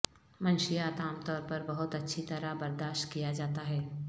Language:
Urdu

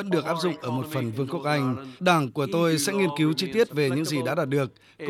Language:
Vietnamese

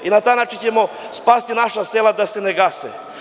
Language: Serbian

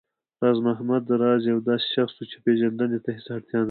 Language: Pashto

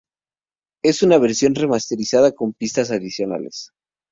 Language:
Spanish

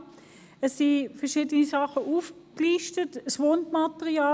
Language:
Swiss German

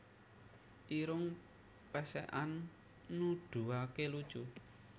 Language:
Javanese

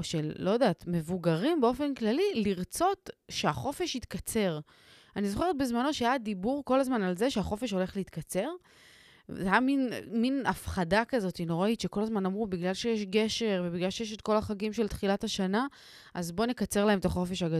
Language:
Hebrew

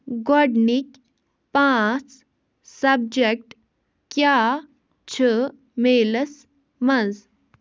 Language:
Kashmiri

